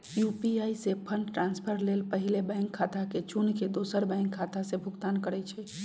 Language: Magahi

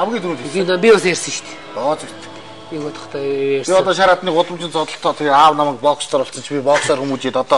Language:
Romanian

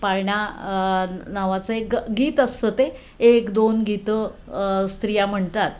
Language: Marathi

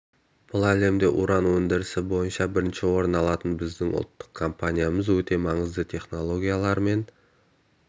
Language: Kazakh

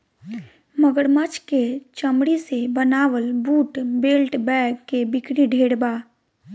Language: Bhojpuri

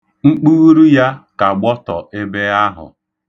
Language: Igbo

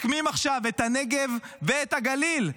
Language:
Hebrew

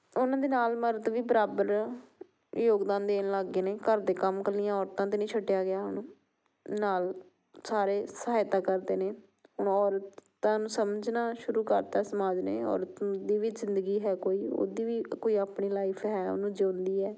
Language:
Punjabi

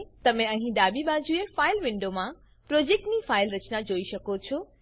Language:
Gujarati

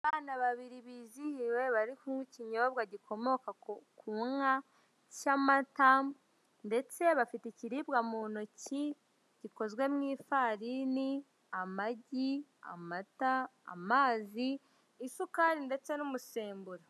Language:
Kinyarwanda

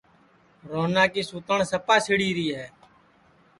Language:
Sansi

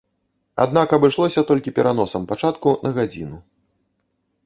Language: Belarusian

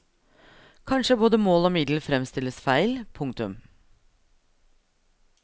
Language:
Norwegian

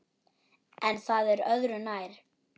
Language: Icelandic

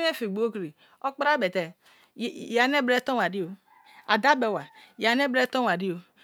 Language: Kalabari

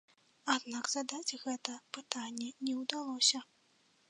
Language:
Belarusian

